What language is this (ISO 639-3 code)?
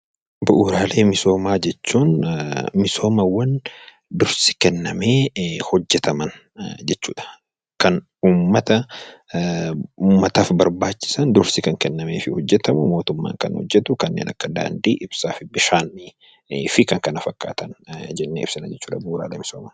orm